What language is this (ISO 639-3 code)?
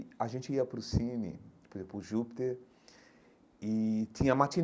por